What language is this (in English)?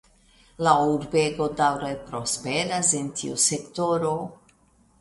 Esperanto